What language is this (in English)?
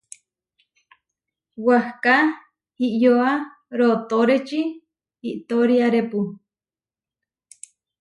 Huarijio